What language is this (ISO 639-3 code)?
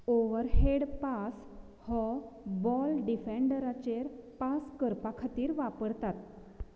kok